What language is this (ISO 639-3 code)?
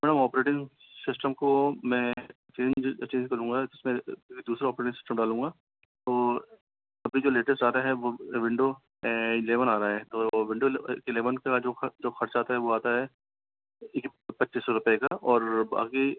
hin